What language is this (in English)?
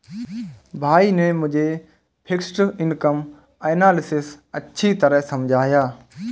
Hindi